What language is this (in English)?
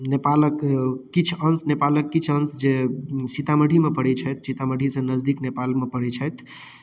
Maithili